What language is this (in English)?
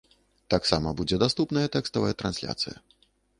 Belarusian